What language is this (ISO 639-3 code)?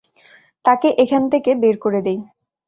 ben